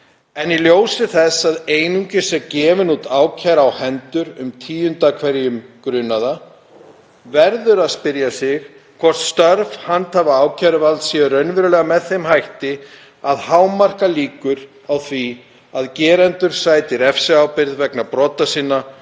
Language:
Icelandic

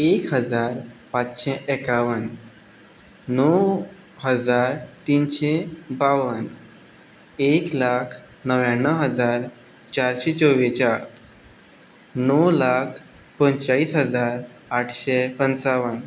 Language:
Konkani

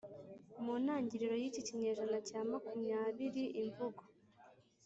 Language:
Kinyarwanda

